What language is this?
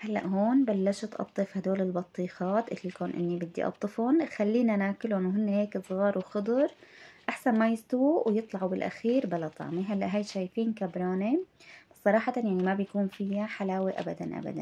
Arabic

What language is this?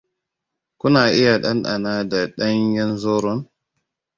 Hausa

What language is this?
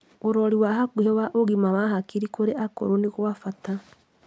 Kikuyu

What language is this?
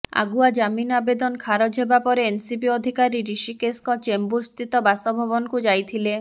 Odia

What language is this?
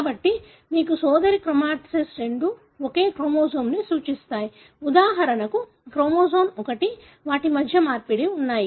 Telugu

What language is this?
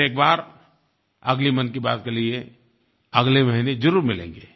Hindi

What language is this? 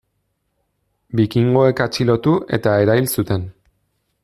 Basque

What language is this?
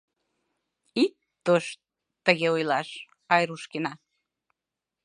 Mari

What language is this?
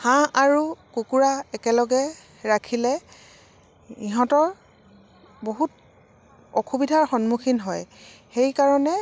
Assamese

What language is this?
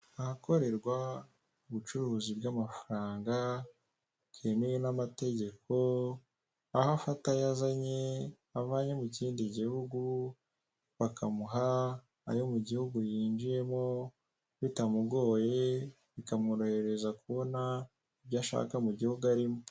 Kinyarwanda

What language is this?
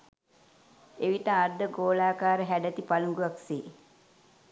Sinhala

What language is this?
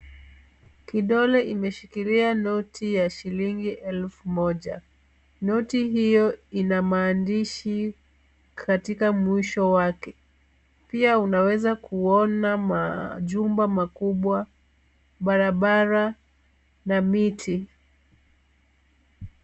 Swahili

